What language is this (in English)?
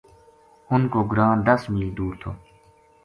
Gujari